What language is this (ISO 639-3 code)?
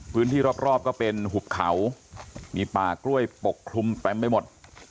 tha